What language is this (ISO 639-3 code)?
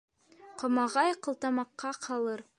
bak